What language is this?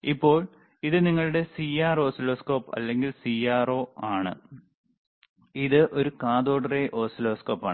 Malayalam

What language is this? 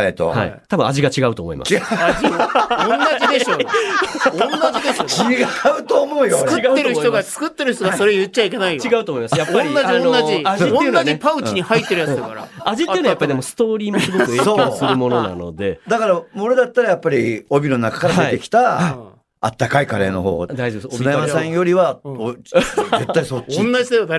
Japanese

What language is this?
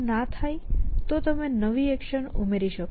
Gujarati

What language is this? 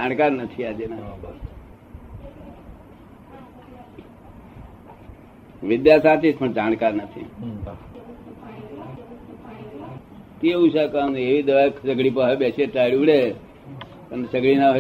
Gujarati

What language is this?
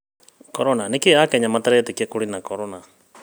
Kikuyu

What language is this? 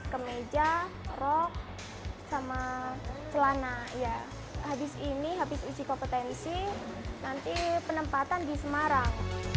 Indonesian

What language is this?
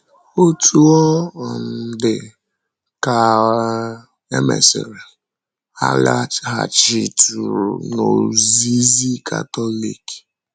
Igbo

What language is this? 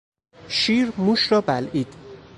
Persian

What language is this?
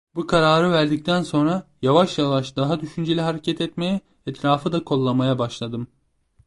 Turkish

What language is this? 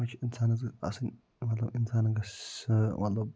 Kashmiri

